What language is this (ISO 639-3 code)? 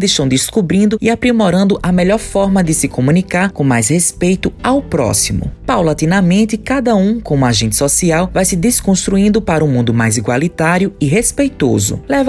por